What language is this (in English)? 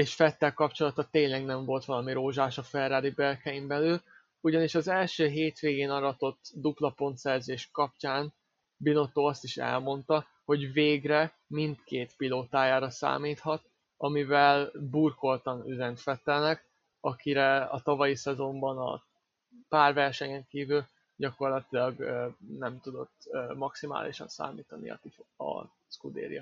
Hungarian